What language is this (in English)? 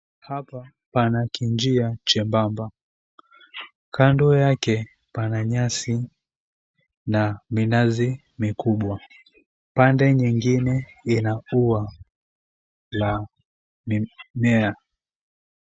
Swahili